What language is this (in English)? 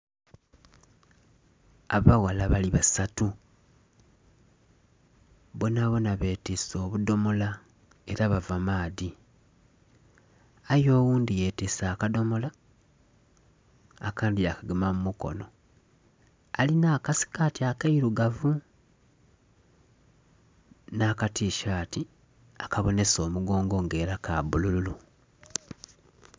Soga